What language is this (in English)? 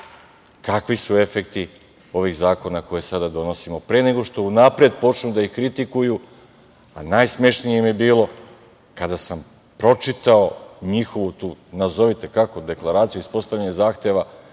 Serbian